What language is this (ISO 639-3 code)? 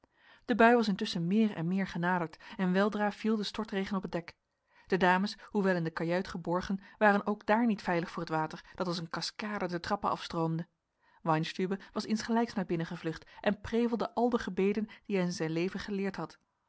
nld